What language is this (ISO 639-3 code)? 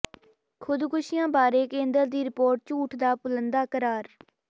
pan